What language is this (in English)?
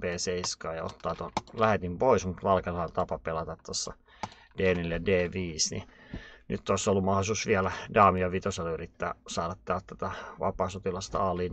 Finnish